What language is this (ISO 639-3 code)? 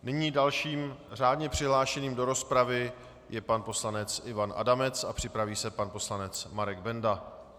ces